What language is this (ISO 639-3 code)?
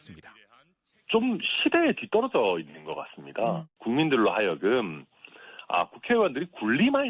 kor